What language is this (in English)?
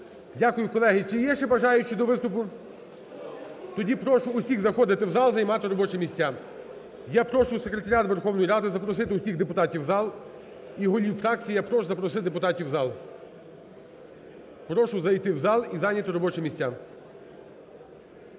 Ukrainian